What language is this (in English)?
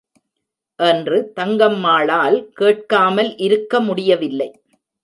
Tamil